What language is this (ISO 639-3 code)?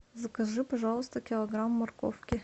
rus